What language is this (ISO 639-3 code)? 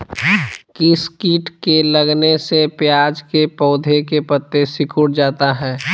mag